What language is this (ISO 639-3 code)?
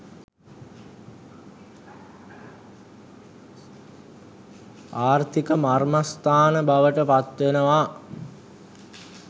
sin